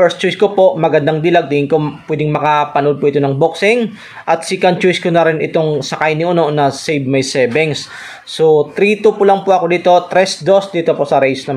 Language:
Filipino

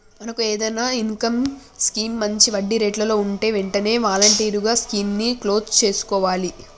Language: Telugu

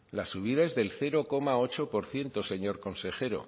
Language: Spanish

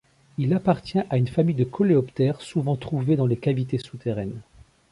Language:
French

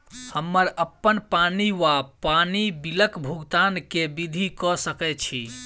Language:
Maithili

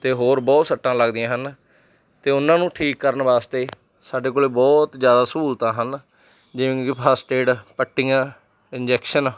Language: Punjabi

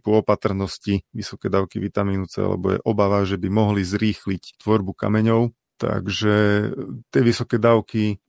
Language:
Slovak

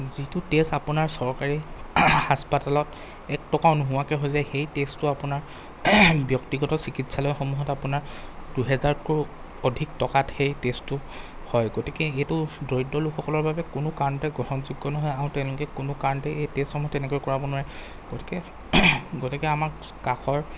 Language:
Assamese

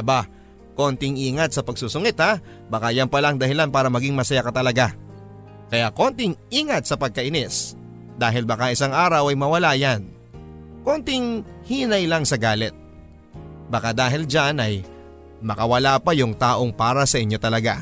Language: Filipino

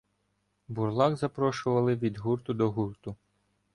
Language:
Ukrainian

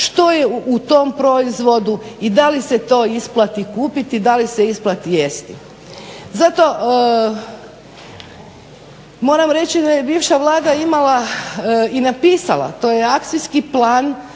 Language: Croatian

